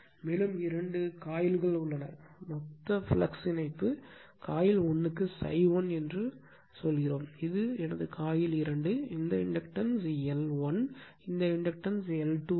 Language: Tamil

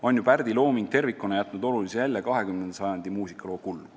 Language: Estonian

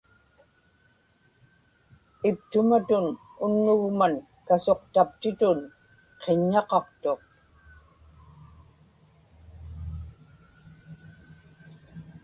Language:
Inupiaq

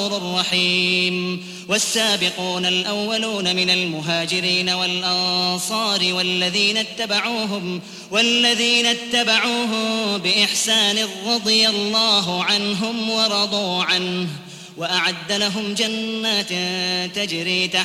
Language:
Arabic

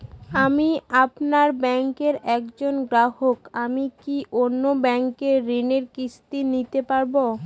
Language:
Bangla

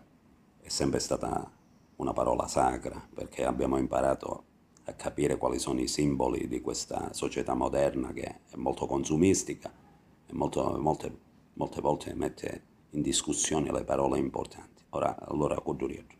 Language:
Italian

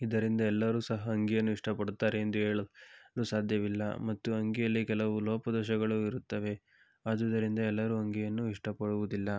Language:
Kannada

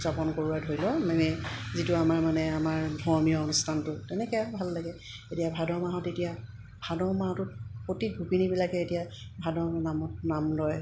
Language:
Assamese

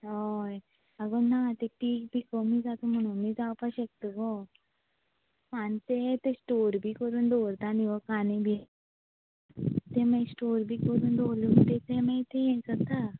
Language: Konkani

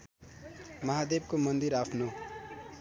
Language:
Nepali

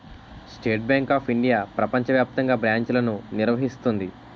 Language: Telugu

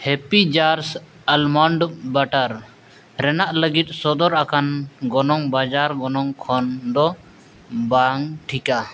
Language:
Santali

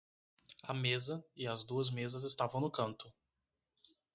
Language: Portuguese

